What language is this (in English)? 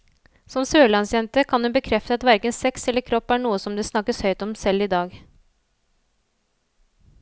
Norwegian